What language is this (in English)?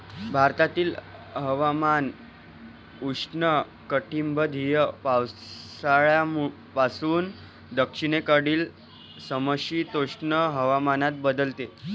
Marathi